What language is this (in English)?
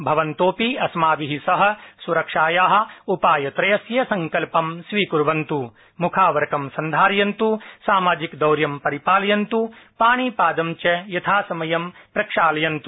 Sanskrit